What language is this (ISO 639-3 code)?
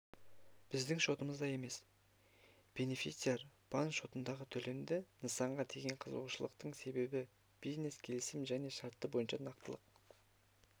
kaz